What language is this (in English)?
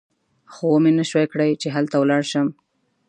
Pashto